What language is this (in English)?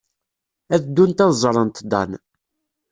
Kabyle